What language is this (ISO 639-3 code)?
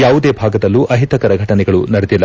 kan